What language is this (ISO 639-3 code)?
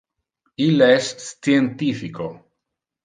ina